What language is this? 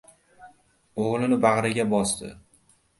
Uzbek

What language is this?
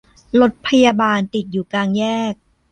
Thai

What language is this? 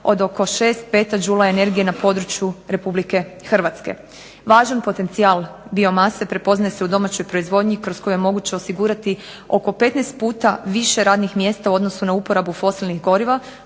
Croatian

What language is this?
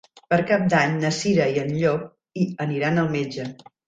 Catalan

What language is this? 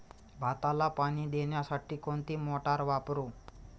Marathi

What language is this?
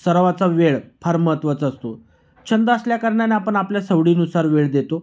Marathi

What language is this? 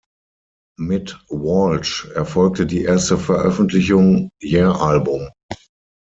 German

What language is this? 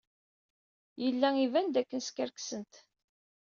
Kabyle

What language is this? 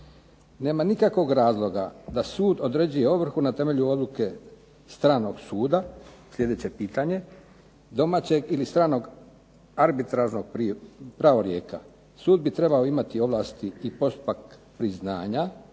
Croatian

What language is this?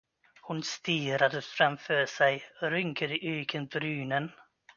Swedish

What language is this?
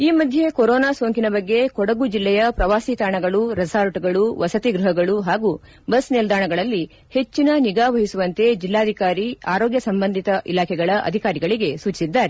Kannada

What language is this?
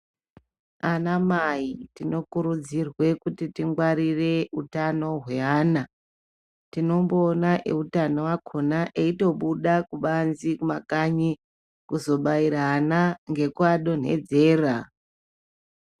Ndau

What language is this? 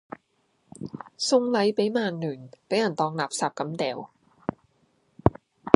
Cantonese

